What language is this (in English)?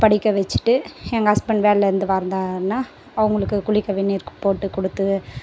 Tamil